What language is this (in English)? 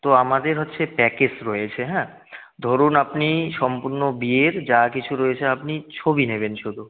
Bangla